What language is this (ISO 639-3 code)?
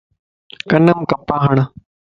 lss